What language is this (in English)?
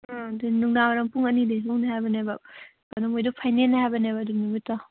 Manipuri